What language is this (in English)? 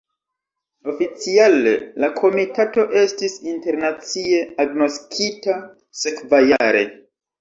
Esperanto